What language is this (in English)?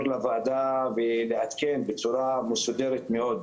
Hebrew